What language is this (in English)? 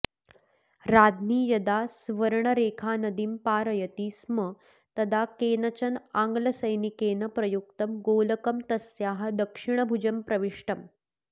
Sanskrit